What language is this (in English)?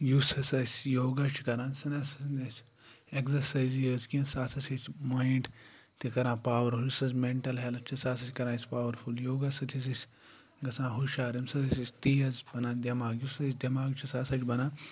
Kashmiri